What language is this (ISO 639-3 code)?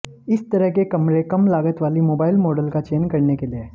hin